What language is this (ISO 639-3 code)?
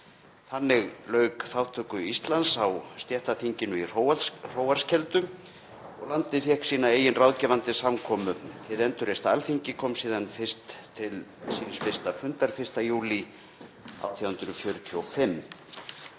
isl